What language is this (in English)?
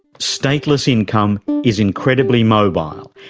English